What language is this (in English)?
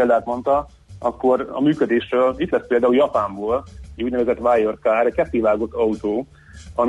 Hungarian